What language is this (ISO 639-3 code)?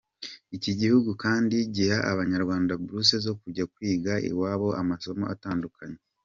kin